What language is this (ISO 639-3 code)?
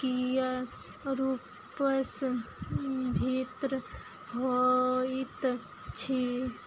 mai